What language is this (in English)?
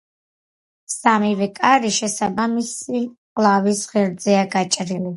Georgian